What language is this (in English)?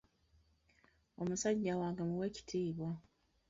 Ganda